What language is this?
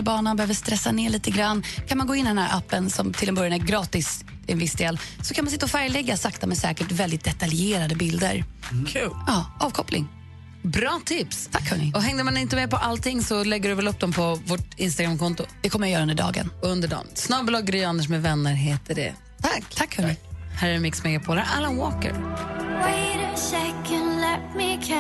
Swedish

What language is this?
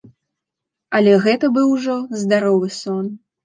Belarusian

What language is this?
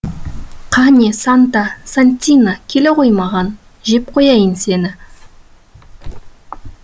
Kazakh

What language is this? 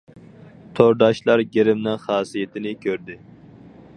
Uyghur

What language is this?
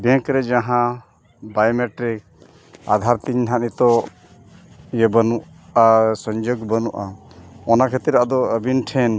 Santali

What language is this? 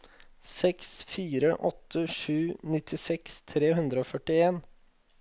Norwegian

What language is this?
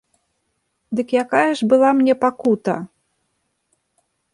Belarusian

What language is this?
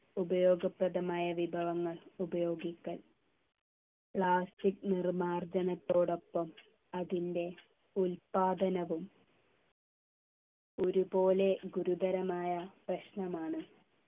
Malayalam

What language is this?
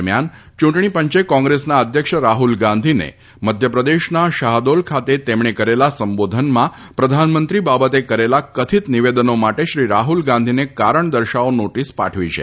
Gujarati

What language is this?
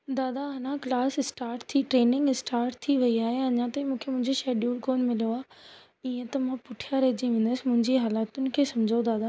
Sindhi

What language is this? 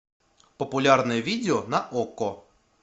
Russian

